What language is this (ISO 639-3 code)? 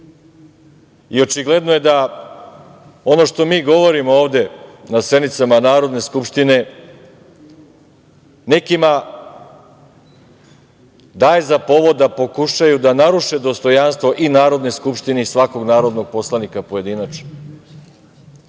srp